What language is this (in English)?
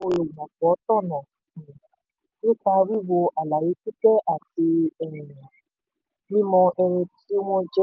Yoruba